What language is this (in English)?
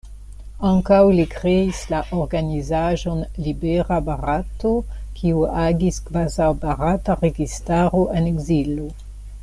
Esperanto